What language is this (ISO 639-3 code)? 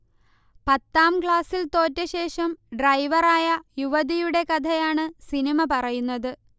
mal